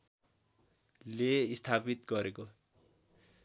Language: Nepali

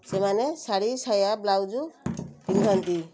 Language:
Odia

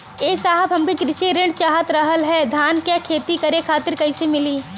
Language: Bhojpuri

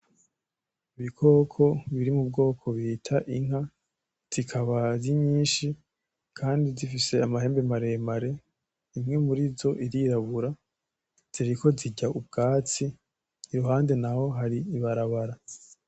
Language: Rundi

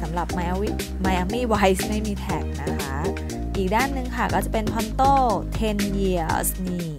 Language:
Thai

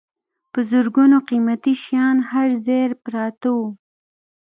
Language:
Pashto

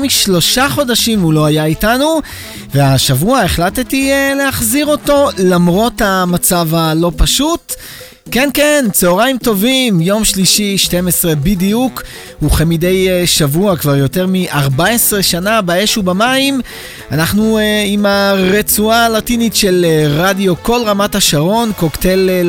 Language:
Hebrew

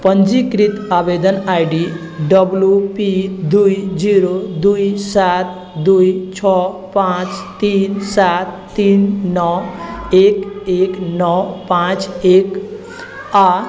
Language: Maithili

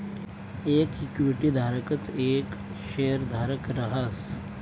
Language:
Marathi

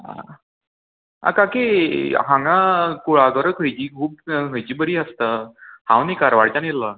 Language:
Konkani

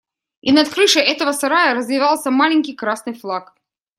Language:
Russian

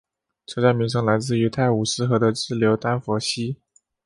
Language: Chinese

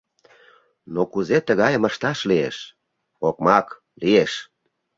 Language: Mari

